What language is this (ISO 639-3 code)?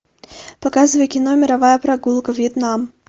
rus